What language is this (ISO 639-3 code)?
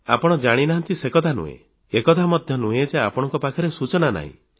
ori